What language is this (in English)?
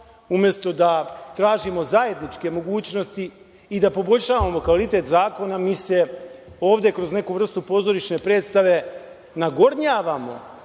Serbian